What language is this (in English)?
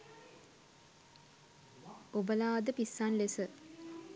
Sinhala